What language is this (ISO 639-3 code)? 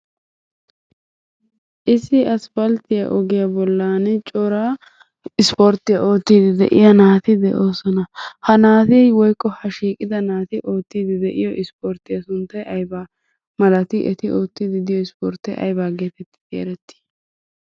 wal